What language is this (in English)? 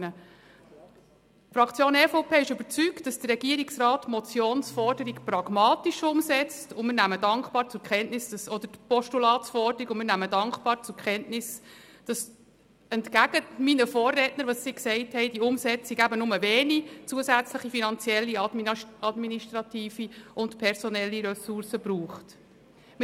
Swiss German